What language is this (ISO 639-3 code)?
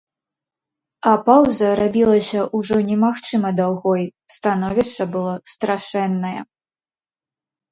bel